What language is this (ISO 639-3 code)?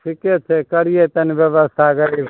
mai